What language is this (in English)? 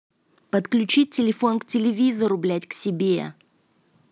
Russian